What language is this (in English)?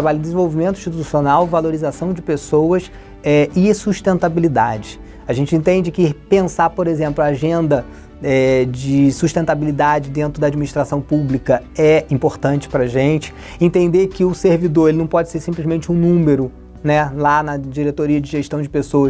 Portuguese